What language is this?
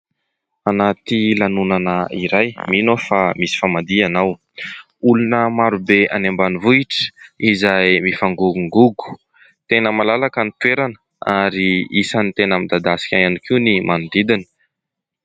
Malagasy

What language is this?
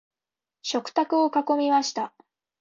Japanese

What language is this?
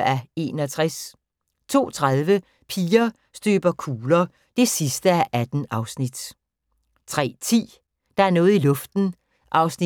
Danish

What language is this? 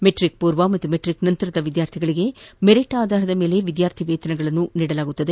Kannada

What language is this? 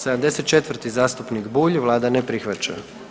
Croatian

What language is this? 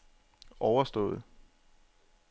Danish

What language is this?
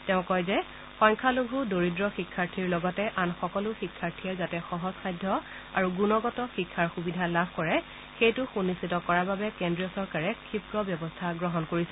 Assamese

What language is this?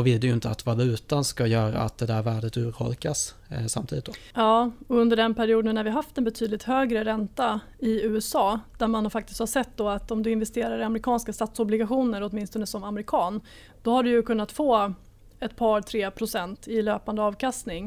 Swedish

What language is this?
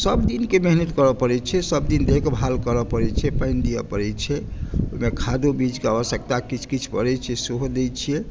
Maithili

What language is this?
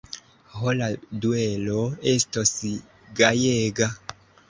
Esperanto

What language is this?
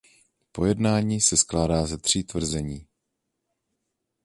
Czech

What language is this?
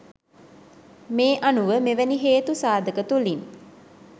Sinhala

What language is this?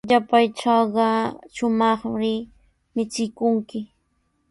Sihuas Ancash Quechua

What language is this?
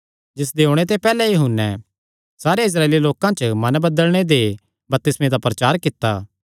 Kangri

